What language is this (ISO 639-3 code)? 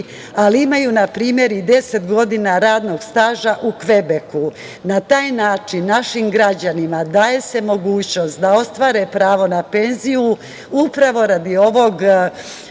srp